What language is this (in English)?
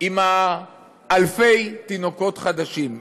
Hebrew